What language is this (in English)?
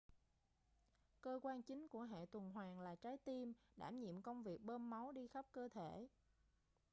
Vietnamese